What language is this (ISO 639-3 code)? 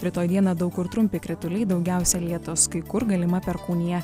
lit